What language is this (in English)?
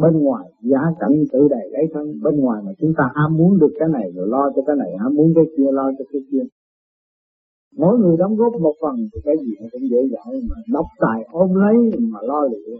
Vietnamese